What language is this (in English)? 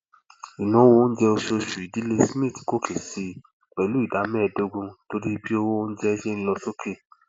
Yoruba